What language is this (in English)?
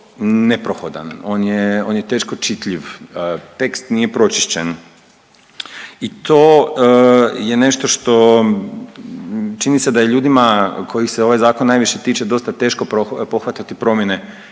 Croatian